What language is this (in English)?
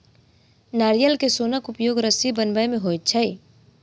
Maithili